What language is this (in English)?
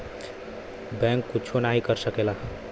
Bhojpuri